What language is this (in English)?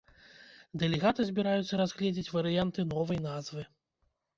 Belarusian